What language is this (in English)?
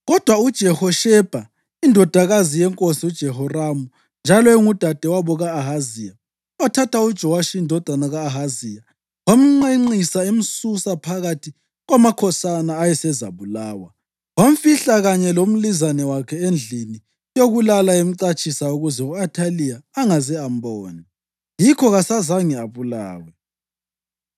North Ndebele